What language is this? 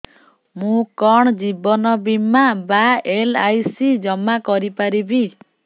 Odia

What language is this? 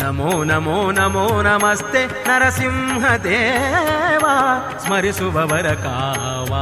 Kannada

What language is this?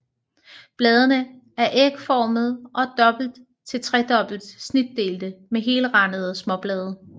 Danish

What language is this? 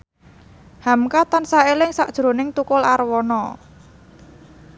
Javanese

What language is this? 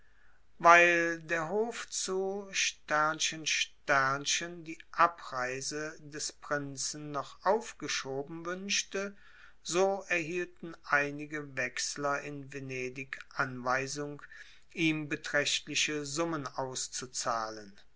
German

